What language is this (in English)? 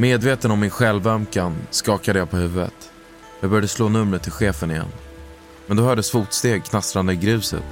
Swedish